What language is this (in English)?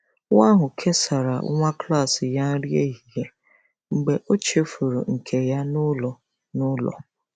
Igbo